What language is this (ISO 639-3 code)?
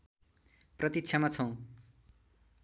nep